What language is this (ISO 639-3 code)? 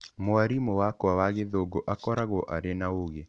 kik